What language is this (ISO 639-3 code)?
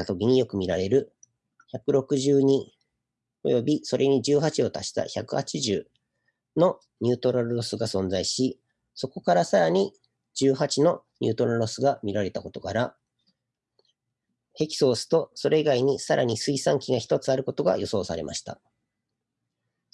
jpn